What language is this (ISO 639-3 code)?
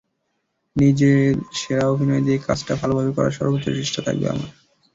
ben